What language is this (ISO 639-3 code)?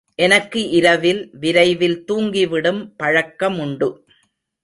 tam